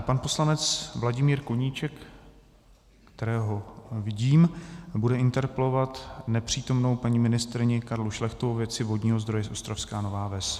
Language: Czech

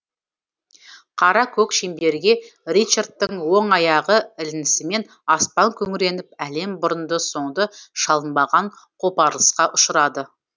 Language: Kazakh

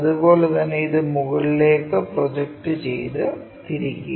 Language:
Malayalam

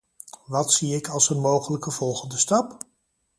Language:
Dutch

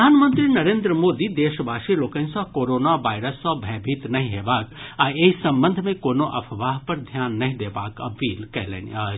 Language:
Maithili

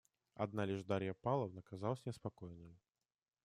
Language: Russian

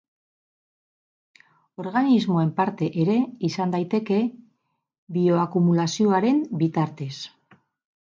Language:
Basque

